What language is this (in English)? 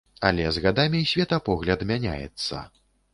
Belarusian